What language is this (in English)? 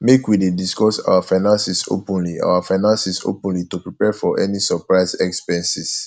Nigerian Pidgin